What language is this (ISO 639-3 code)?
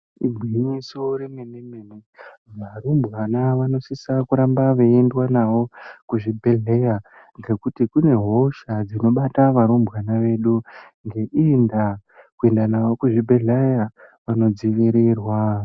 ndc